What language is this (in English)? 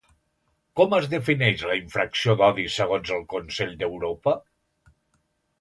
Catalan